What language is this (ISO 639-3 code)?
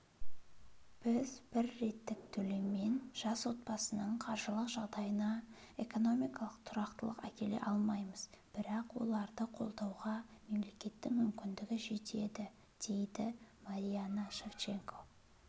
kaz